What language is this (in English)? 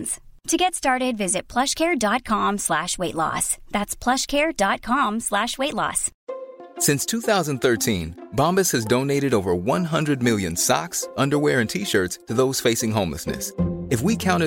Swedish